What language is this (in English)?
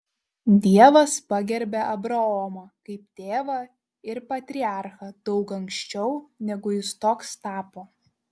Lithuanian